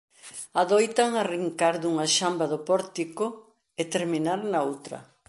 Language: Galician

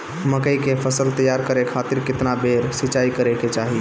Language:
Bhojpuri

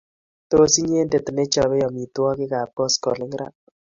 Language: Kalenjin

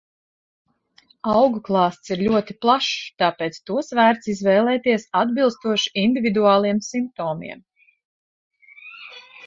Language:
Latvian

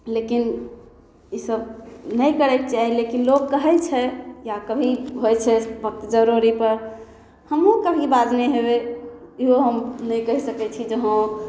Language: Maithili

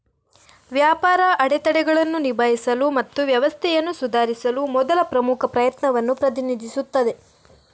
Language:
Kannada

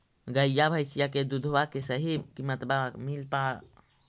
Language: Magahi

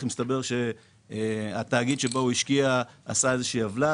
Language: Hebrew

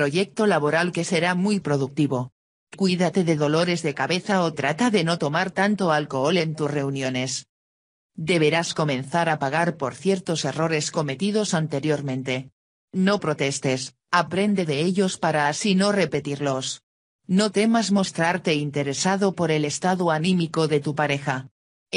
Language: Spanish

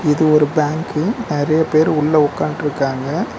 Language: Tamil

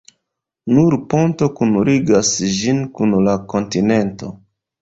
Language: Esperanto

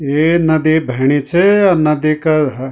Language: Garhwali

